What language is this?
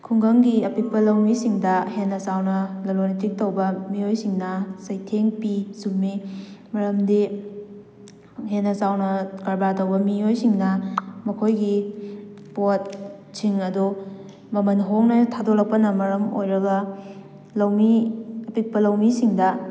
Manipuri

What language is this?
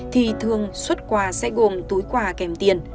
Vietnamese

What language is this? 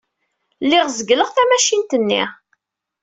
Kabyle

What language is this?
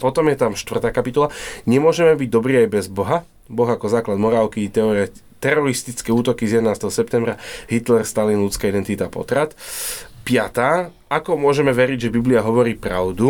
Slovak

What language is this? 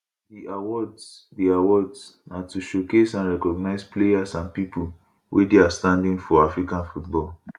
Nigerian Pidgin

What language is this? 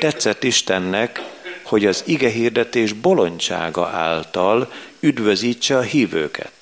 Hungarian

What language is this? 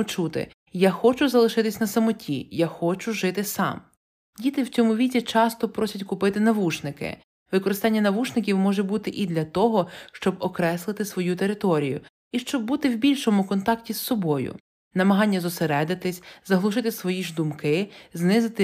Ukrainian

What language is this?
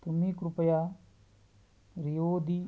Marathi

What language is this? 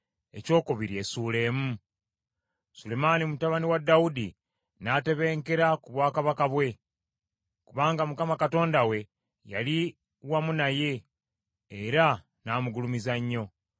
Ganda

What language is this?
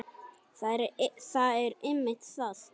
Icelandic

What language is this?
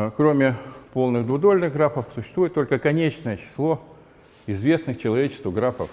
Russian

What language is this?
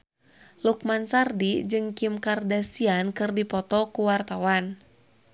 Sundanese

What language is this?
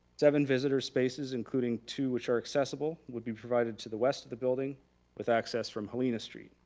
English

